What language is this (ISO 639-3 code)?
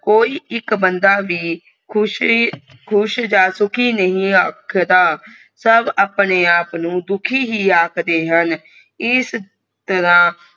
pan